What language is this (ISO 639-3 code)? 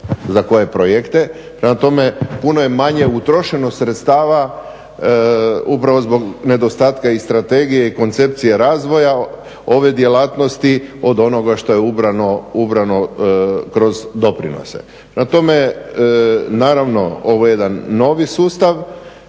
hrv